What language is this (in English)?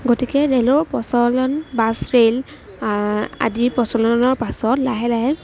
Assamese